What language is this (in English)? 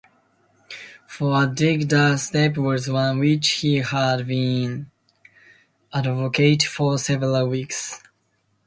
English